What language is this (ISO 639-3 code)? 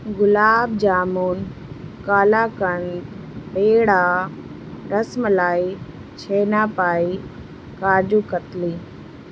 urd